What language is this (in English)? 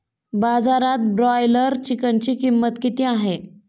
Marathi